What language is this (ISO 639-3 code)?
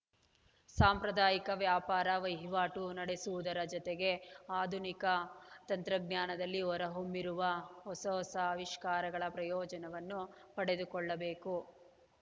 kan